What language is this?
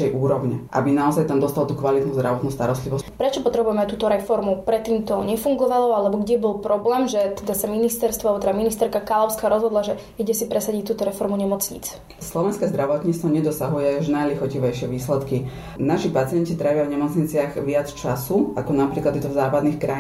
Slovak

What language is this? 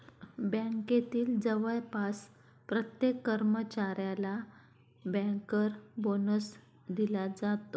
Marathi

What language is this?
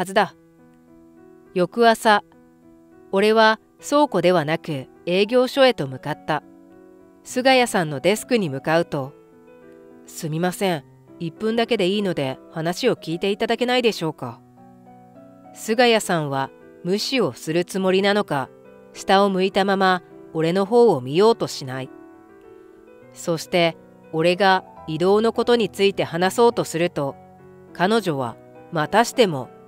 Japanese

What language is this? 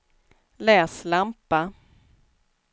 Swedish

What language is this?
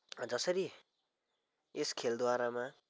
Nepali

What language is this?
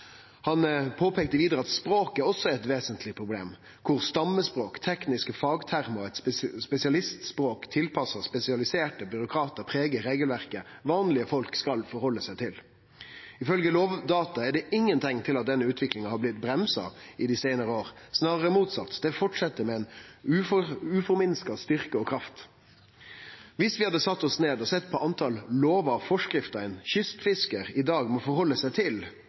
Norwegian Nynorsk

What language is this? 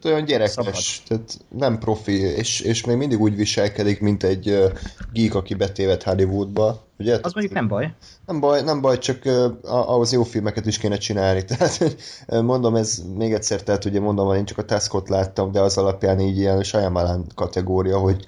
Hungarian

